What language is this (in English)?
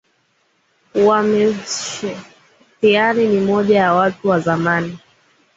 Swahili